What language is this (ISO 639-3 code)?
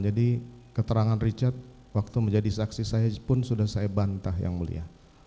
ind